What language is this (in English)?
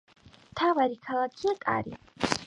Georgian